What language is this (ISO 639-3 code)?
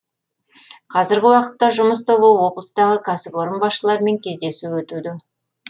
kaz